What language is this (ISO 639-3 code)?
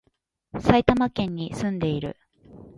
jpn